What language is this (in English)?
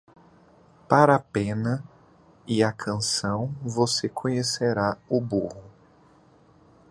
Portuguese